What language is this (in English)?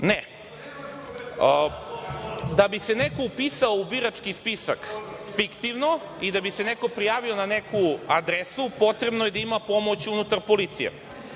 Serbian